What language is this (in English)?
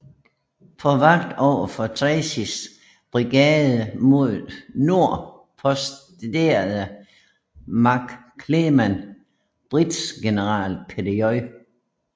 Danish